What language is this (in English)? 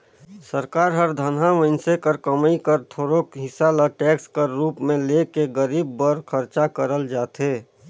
Chhattisgarhi